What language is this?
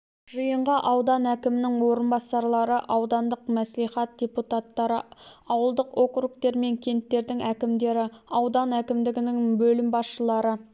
Kazakh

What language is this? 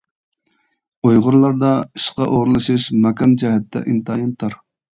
Uyghur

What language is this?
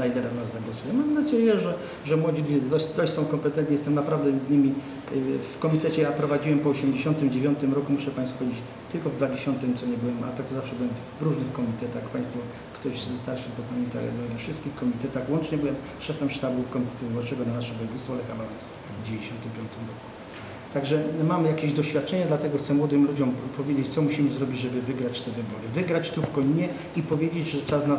Polish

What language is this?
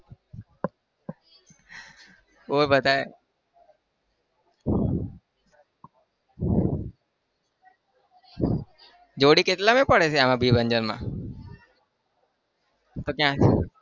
Gujarati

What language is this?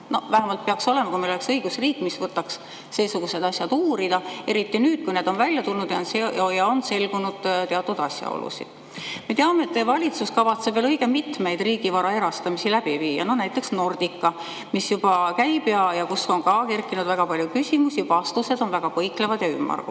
Estonian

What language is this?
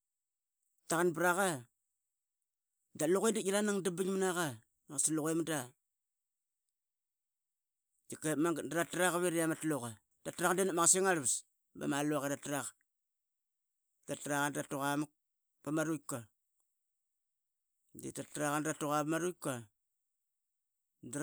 Qaqet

